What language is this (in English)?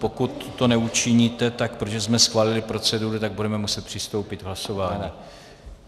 Czech